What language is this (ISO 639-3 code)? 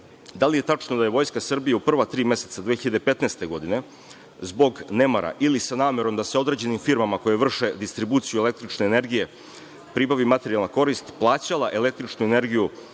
srp